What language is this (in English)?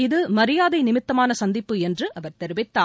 Tamil